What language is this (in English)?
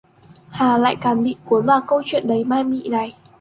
Vietnamese